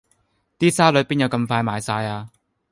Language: Cantonese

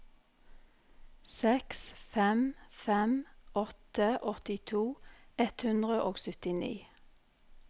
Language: Norwegian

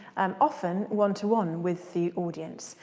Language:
English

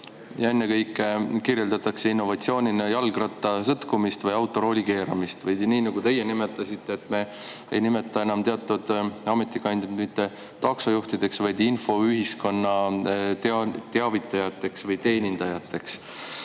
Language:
Estonian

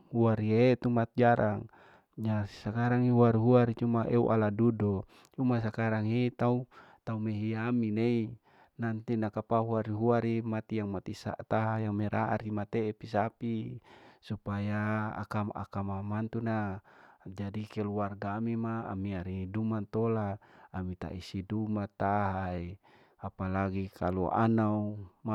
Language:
Larike-Wakasihu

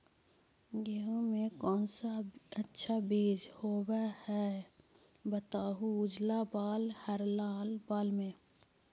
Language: Magahi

